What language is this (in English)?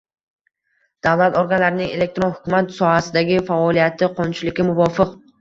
Uzbek